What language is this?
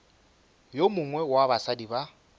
Northern Sotho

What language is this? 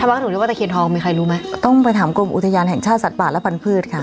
Thai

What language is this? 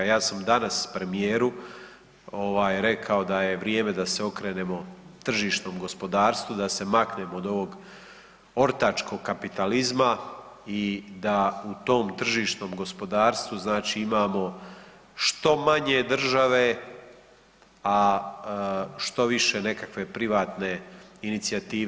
Croatian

